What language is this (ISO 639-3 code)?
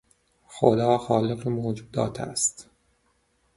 fas